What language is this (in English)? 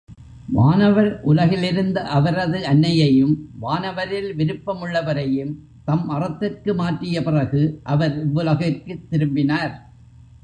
Tamil